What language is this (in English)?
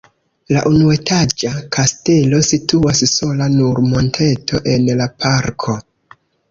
Esperanto